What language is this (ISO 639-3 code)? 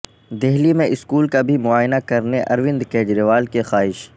urd